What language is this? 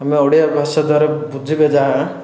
Odia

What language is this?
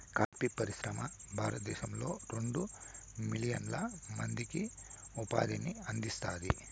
Telugu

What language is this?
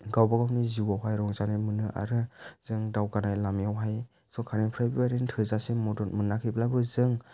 Bodo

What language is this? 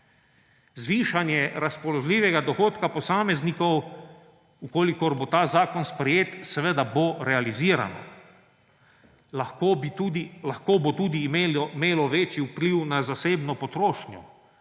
Slovenian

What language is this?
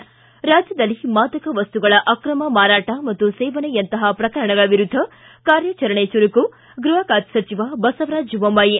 Kannada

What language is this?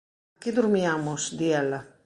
Galician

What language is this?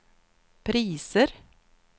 Swedish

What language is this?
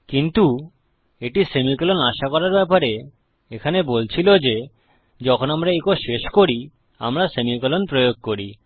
Bangla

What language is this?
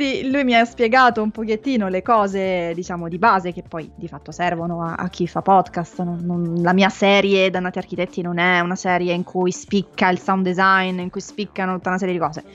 Italian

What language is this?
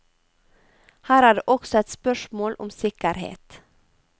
Norwegian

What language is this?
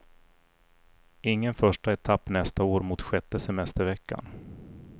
Swedish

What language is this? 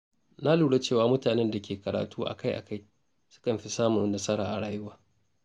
Hausa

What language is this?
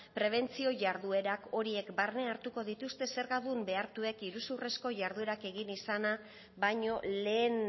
Basque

